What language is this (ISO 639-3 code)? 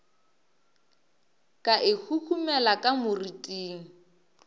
nso